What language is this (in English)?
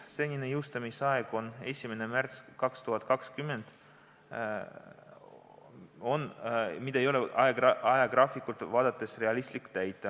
Estonian